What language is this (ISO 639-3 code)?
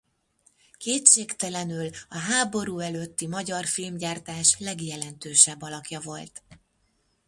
hun